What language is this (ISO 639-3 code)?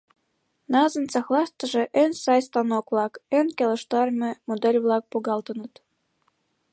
chm